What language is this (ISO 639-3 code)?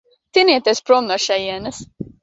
lav